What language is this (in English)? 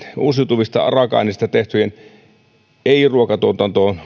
Finnish